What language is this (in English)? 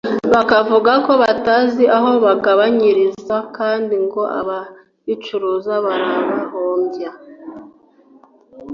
Kinyarwanda